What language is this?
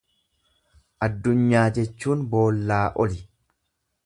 Oromo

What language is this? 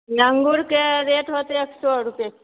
Maithili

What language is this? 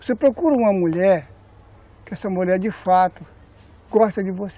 Portuguese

